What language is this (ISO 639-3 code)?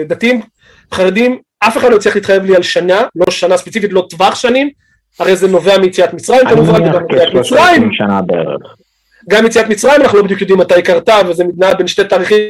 heb